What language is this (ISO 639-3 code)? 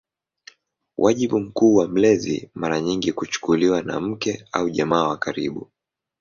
swa